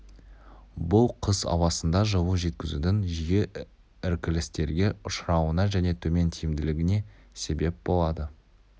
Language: Kazakh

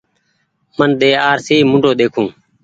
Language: Goaria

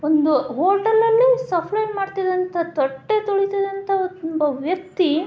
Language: Kannada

